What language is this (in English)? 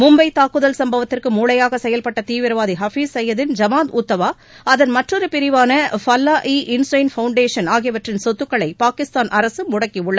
Tamil